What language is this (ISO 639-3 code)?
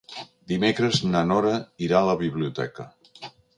cat